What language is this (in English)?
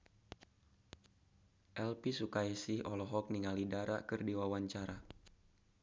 Sundanese